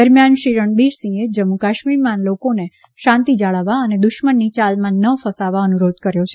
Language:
Gujarati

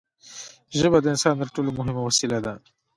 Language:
Pashto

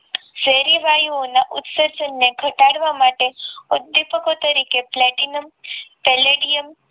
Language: Gujarati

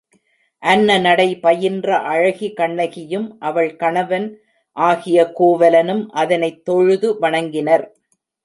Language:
Tamil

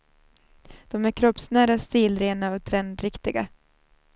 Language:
Swedish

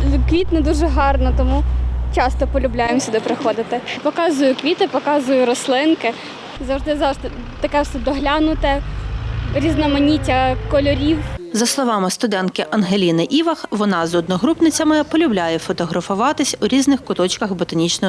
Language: Ukrainian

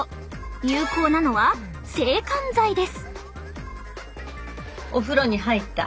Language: Japanese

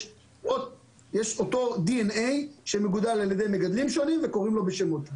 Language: Hebrew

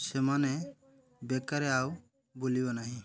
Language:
Odia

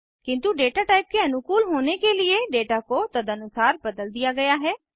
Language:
Hindi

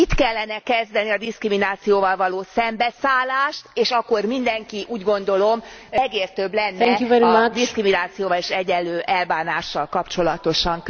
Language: Hungarian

